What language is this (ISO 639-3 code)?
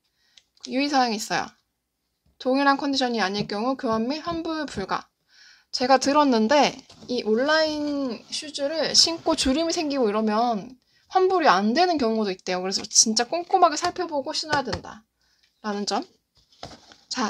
kor